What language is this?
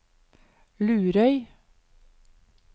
Norwegian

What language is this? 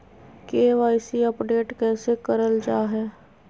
Magahi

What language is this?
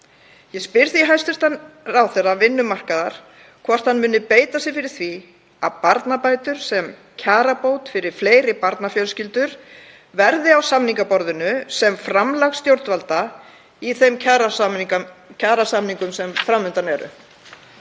Icelandic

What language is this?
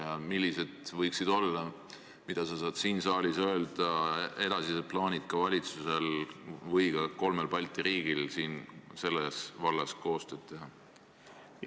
Estonian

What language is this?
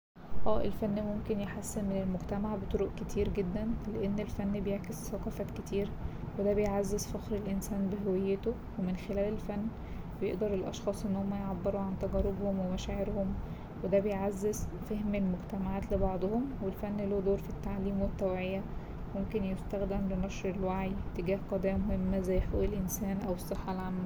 Egyptian Arabic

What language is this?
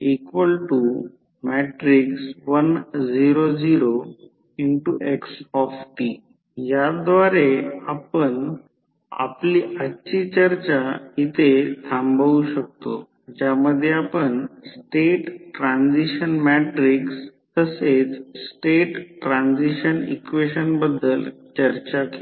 Marathi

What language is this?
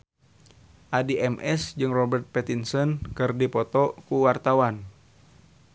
Sundanese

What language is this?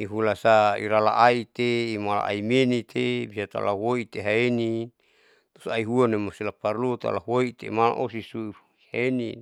Saleman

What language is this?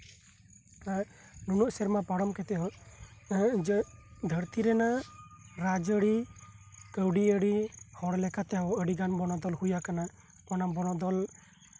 Santali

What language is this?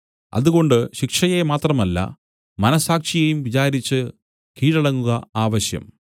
Malayalam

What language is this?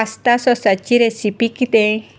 Konkani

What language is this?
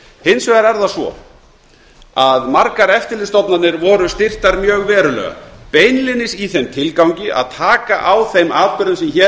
Icelandic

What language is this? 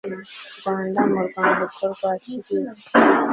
Kinyarwanda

